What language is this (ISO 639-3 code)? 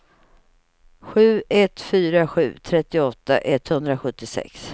swe